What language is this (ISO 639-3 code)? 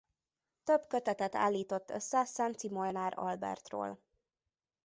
hun